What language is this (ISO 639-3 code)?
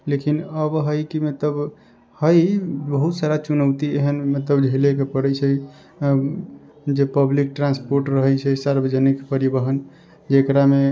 mai